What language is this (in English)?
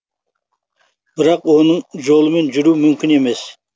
Kazakh